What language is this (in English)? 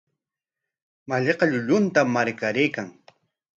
Corongo Ancash Quechua